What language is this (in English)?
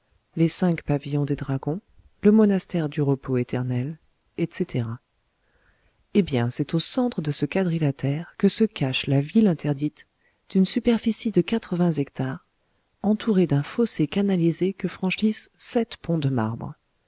French